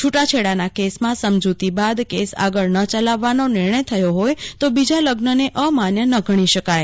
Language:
Gujarati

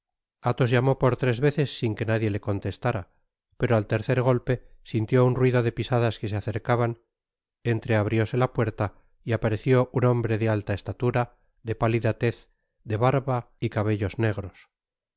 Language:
Spanish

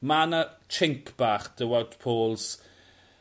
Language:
Welsh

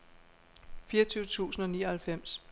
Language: Danish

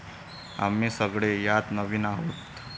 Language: Marathi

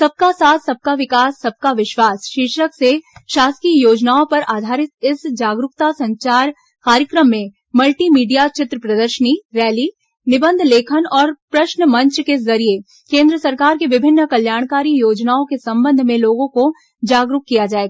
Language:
Hindi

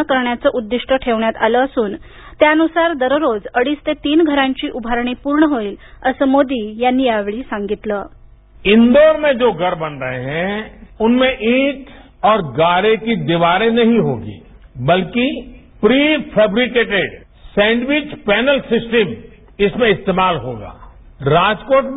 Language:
Marathi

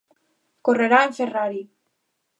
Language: Galician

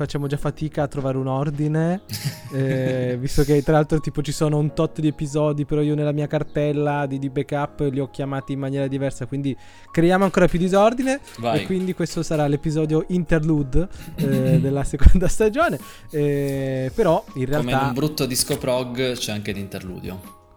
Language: Italian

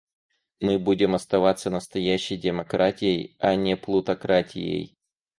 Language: Russian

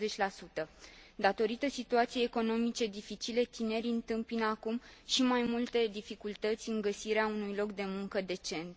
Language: Romanian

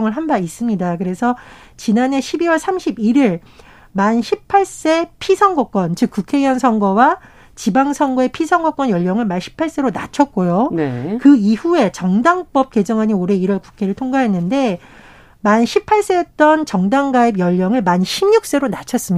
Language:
Korean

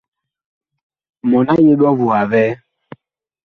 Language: Bakoko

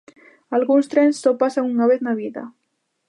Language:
Galician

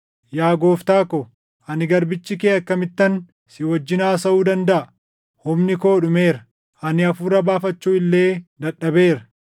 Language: Oromo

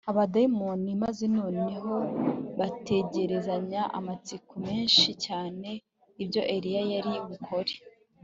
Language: Kinyarwanda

